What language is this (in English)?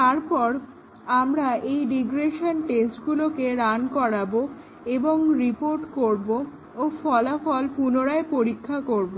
Bangla